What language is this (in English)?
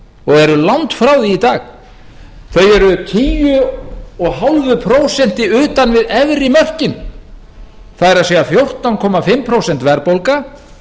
Icelandic